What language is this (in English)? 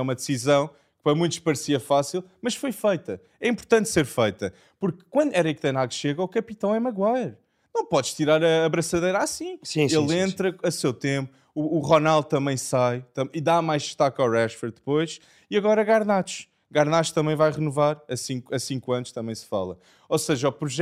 Portuguese